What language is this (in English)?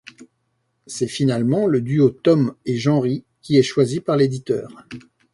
French